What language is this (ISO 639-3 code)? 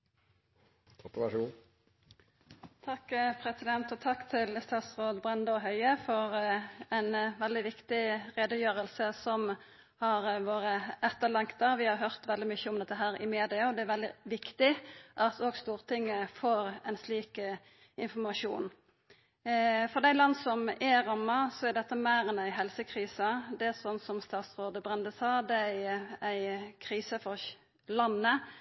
nno